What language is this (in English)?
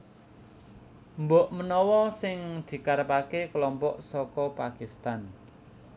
Javanese